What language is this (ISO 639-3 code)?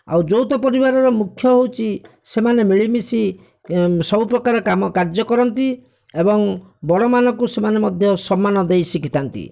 ori